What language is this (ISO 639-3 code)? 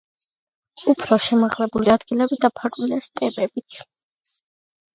kat